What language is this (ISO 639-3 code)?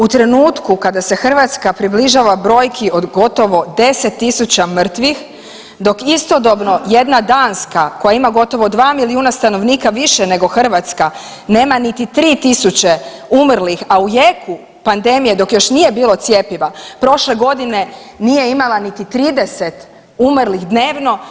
hrv